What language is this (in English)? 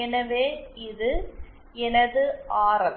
Tamil